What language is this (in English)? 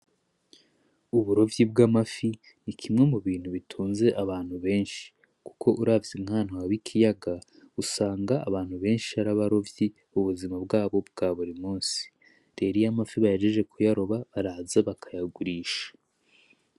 Rundi